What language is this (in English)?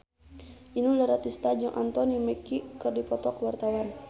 Sundanese